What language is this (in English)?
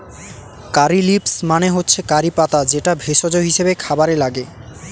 Bangla